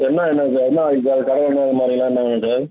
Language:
Tamil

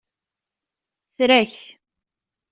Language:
Kabyle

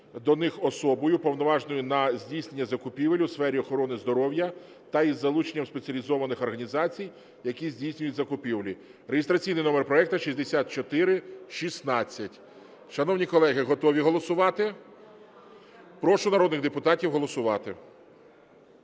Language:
Ukrainian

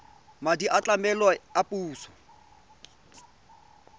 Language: Tswana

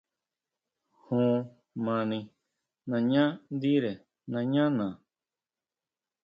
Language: Huautla Mazatec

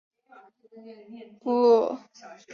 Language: Chinese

